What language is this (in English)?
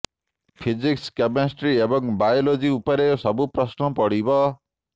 Odia